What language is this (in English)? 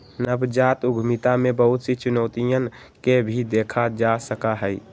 Magahi